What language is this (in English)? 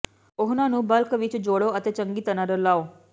Punjabi